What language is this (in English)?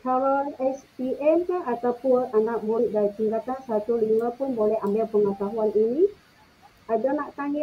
Malay